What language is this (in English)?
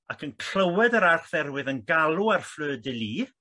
Welsh